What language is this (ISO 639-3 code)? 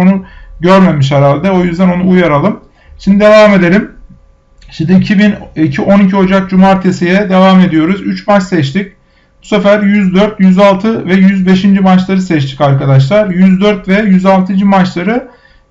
tur